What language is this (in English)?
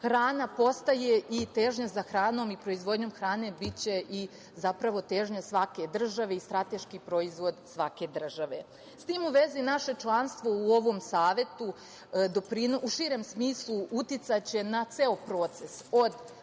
Serbian